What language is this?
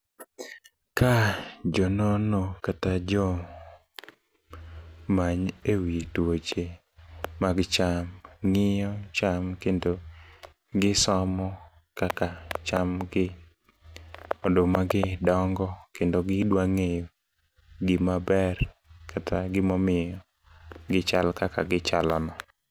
Luo (Kenya and Tanzania)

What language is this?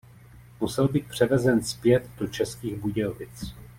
Czech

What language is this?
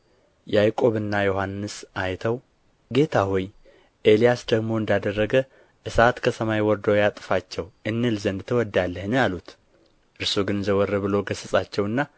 Amharic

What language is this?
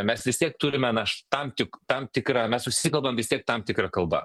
Lithuanian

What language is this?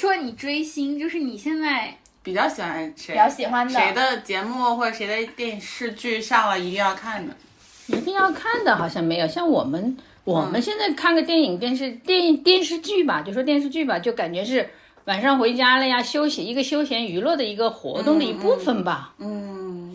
Chinese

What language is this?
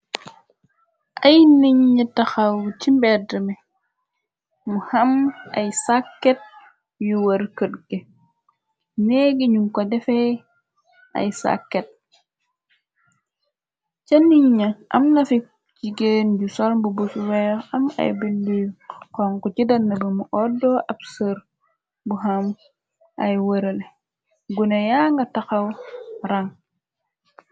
Wolof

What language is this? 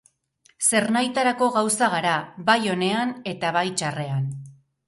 Basque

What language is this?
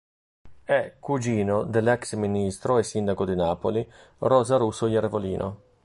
Italian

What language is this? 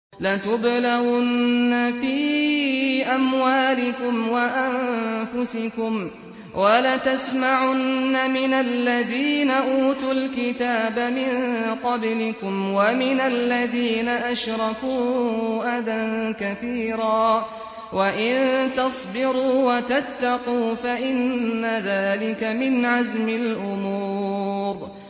Arabic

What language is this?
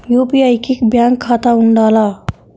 Telugu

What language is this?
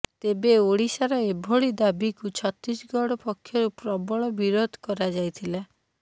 Odia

